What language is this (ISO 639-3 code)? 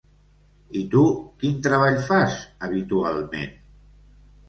cat